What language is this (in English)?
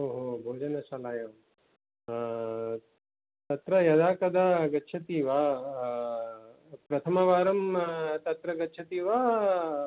Sanskrit